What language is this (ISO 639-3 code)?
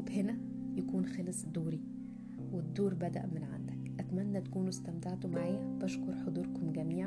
ara